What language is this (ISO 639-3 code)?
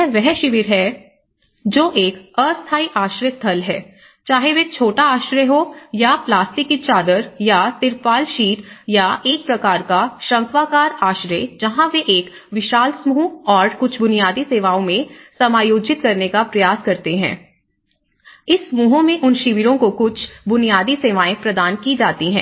hin